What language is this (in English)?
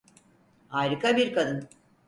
Turkish